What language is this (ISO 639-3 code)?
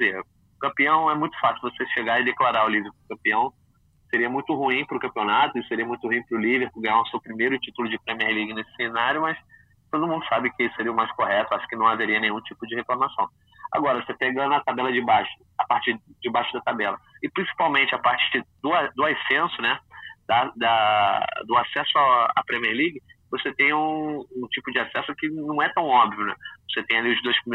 por